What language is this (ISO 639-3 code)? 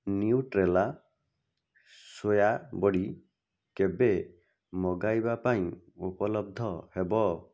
ori